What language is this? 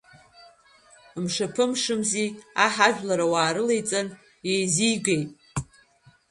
Abkhazian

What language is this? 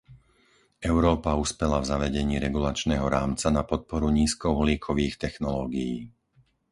Slovak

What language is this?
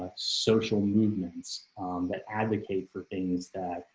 English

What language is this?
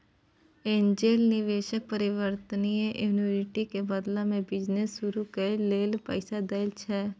Maithili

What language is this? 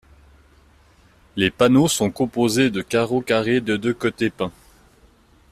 French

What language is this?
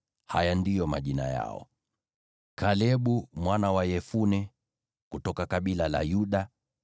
Swahili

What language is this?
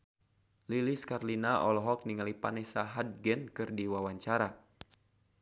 Sundanese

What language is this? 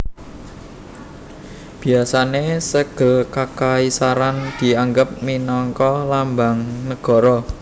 Javanese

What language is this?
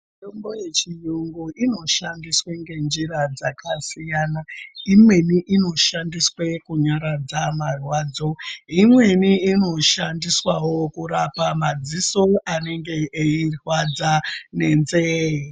Ndau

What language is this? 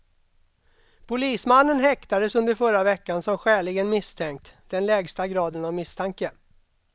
Swedish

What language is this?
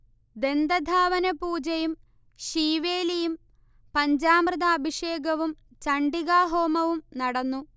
Malayalam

